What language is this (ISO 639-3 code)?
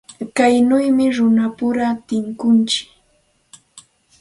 qxt